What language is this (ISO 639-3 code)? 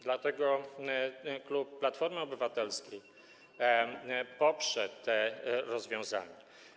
pol